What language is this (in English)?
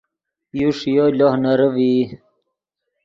Yidgha